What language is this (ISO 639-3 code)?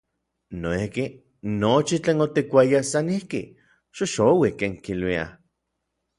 nlv